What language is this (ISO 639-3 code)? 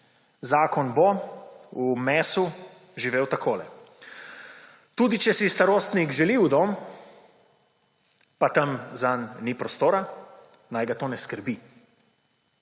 slv